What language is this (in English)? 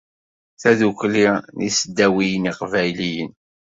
Kabyle